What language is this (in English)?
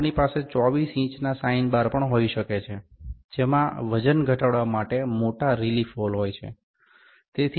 Gujarati